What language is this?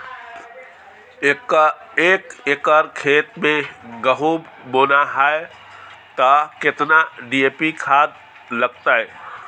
Maithili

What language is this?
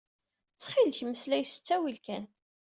Kabyle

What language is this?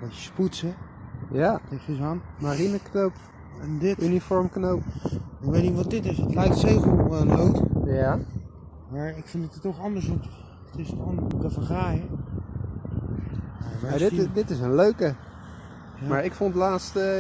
Dutch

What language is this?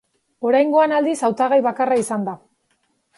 Basque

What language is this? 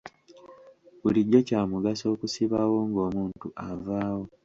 Ganda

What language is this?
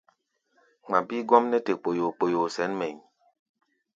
Gbaya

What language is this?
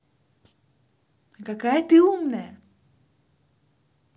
Russian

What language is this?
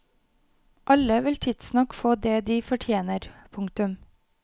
Norwegian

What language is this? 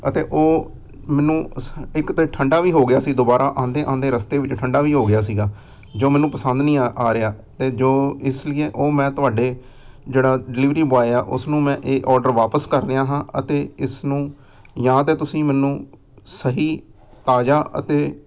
Punjabi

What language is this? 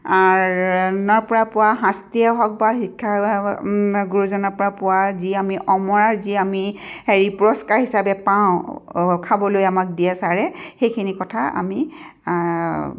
Assamese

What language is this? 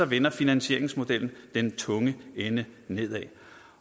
Danish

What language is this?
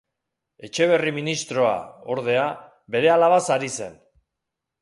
Basque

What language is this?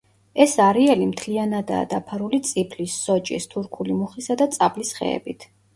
Georgian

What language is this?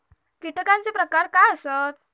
Marathi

